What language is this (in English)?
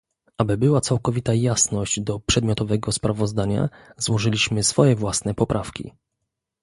Polish